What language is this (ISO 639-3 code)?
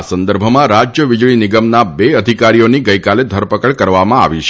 guj